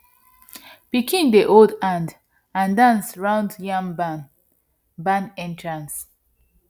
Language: Nigerian Pidgin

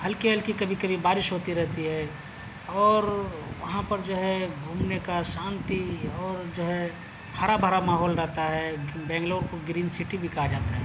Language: Urdu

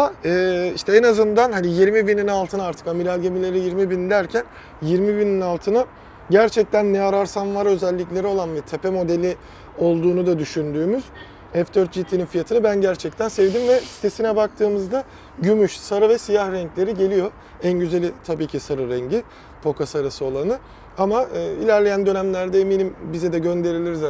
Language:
Turkish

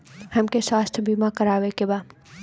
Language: Bhojpuri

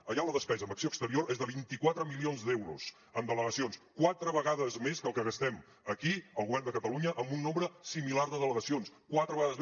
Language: Catalan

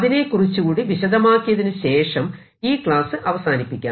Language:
Malayalam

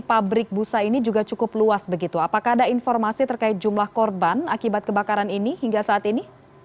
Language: Indonesian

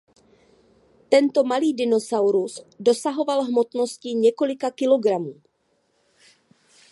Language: Czech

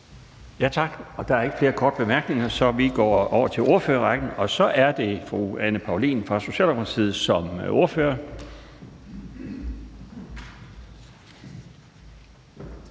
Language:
Danish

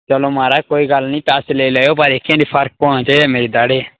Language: Dogri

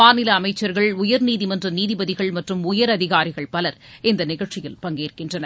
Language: Tamil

